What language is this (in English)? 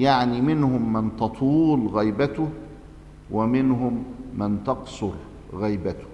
Arabic